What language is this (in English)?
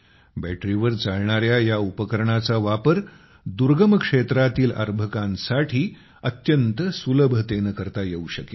Marathi